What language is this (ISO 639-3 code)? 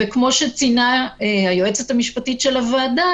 heb